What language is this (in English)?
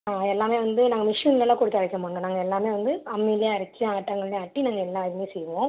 Tamil